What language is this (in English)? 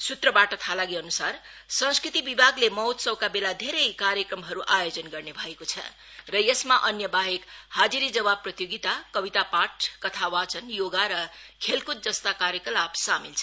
Nepali